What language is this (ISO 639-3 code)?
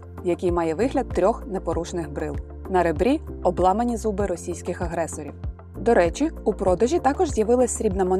ukr